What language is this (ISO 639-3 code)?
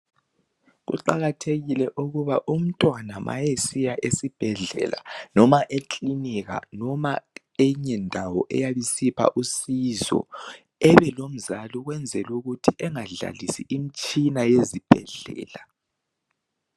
nde